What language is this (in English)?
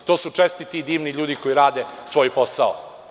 Serbian